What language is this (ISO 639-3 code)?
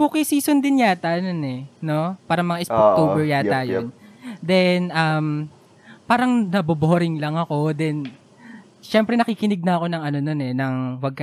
fil